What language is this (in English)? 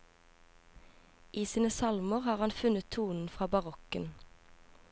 Norwegian